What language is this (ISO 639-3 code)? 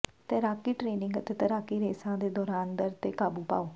pan